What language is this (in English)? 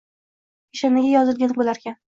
Uzbek